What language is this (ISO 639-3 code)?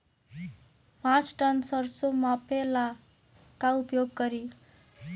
bho